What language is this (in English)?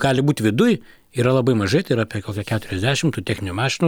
Lithuanian